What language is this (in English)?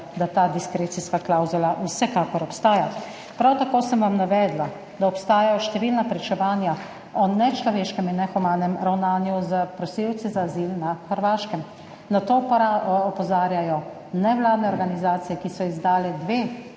Slovenian